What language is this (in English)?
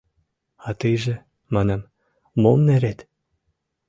Mari